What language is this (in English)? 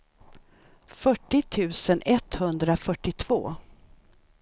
Swedish